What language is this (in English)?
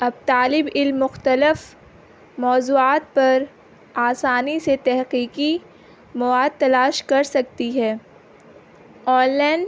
Urdu